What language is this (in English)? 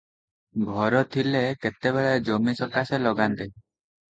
Odia